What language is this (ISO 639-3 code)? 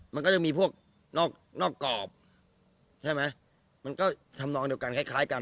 tha